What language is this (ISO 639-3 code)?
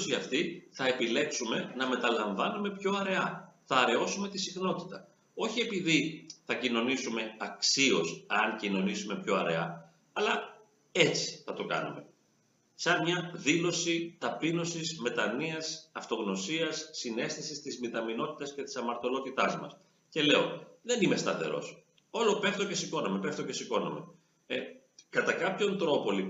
ell